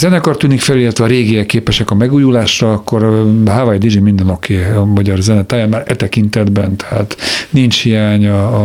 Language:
Hungarian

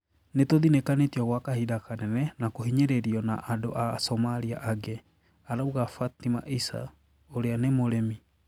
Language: Kikuyu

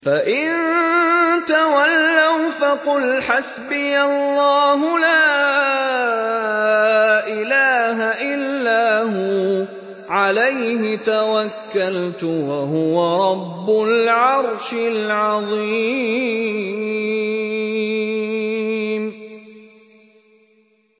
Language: Arabic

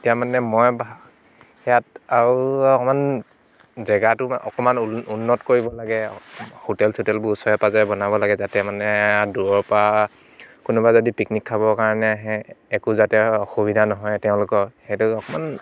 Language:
Assamese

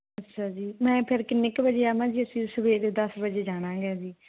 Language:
Punjabi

